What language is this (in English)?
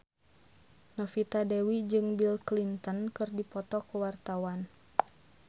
Sundanese